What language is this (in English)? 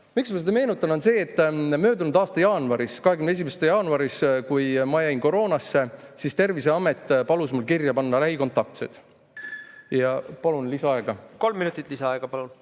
Estonian